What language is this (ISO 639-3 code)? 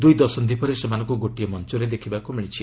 ori